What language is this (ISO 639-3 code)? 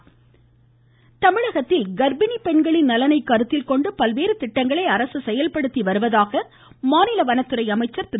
tam